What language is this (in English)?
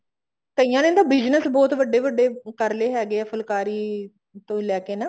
Punjabi